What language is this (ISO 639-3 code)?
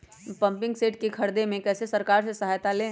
mag